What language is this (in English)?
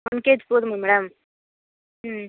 Tamil